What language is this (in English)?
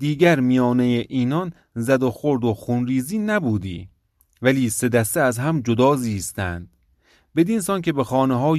Persian